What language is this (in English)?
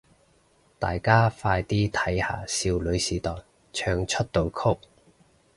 Cantonese